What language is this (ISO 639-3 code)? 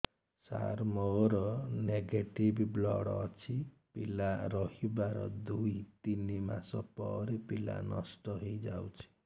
ori